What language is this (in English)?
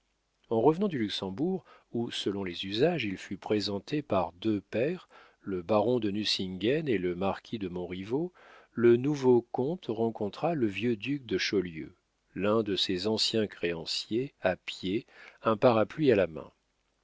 French